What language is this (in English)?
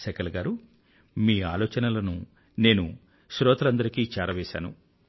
Telugu